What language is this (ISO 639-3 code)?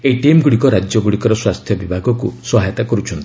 ori